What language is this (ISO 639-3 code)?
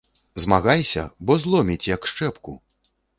bel